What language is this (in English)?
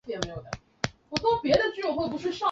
Chinese